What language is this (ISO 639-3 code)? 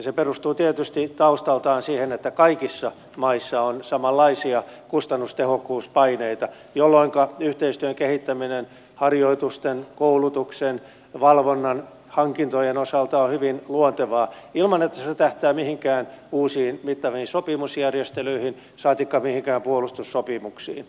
fin